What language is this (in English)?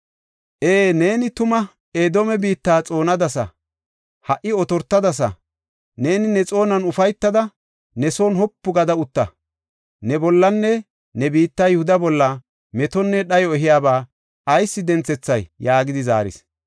Gofa